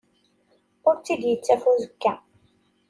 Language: Kabyle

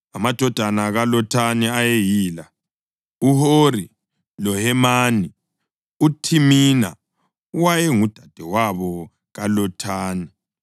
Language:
North Ndebele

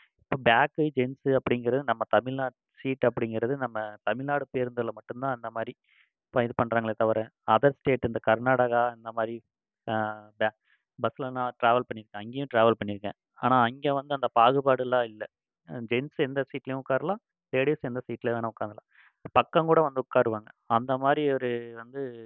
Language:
Tamil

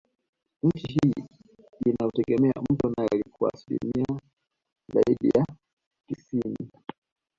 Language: Swahili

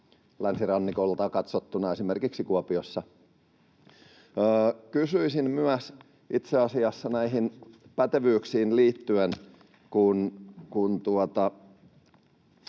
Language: Finnish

